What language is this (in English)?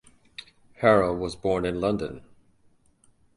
English